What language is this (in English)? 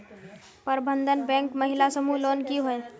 Magahi